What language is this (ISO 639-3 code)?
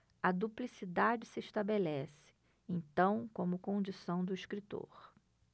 por